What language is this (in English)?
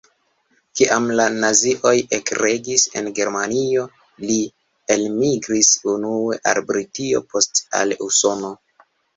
Esperanto